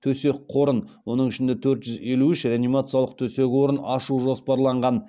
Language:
Kazakh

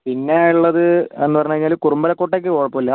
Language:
Malayalam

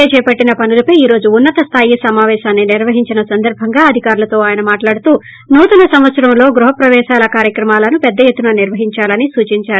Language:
Telugu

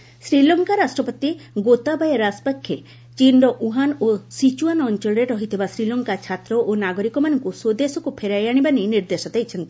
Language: Odia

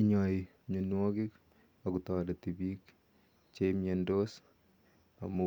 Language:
Kalenjin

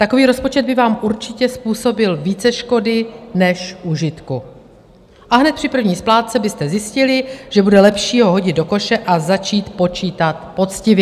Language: Czech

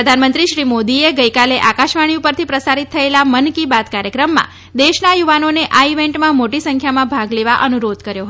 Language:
Gujarati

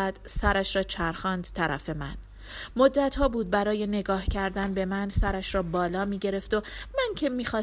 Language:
Persian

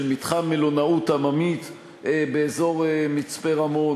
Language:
Hebrew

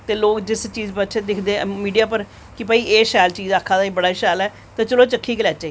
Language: Dogri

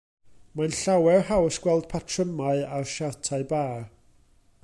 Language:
Welsh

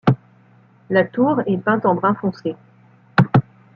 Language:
French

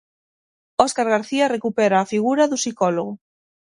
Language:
Galician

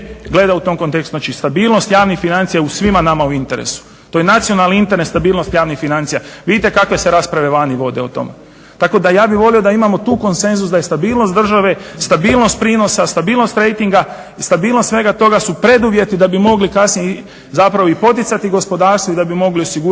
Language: Croatian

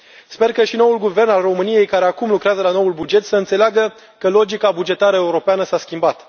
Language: Romanian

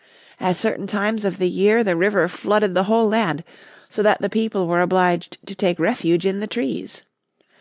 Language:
English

